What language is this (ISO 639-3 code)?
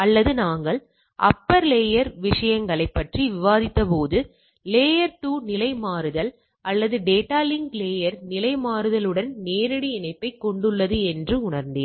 tam